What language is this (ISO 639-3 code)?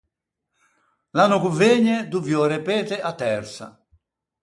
lij